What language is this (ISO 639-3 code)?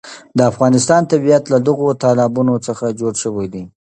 pus